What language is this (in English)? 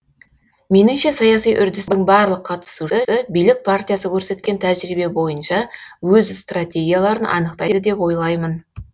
Kazakh